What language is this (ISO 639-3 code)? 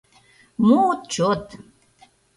chm